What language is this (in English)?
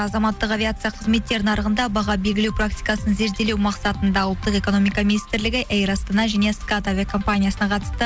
Kazakh